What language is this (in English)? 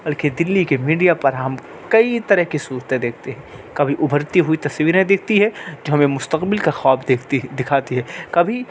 Urdu